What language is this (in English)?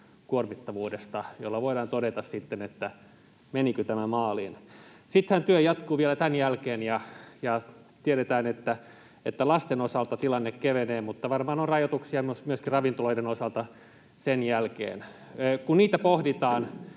Finnish